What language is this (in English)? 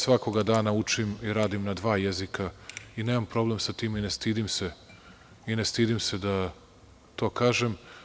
Serbian